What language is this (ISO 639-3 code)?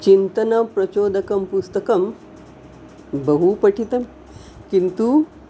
san